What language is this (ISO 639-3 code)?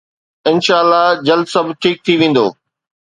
snd